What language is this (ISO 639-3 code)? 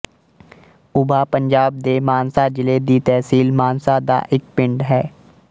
pan